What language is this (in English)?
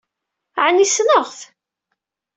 Kabyle